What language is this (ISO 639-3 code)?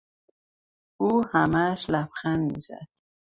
fas